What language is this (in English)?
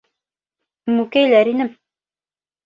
Bashkir